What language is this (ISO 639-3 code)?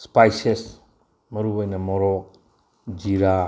mni